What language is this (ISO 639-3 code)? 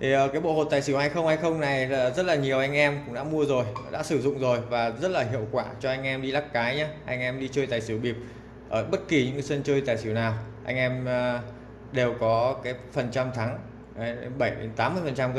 vie